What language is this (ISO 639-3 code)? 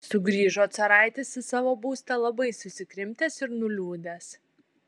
lit